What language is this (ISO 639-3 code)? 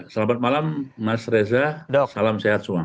ind